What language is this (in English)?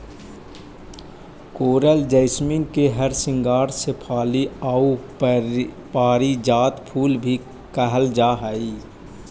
Magahi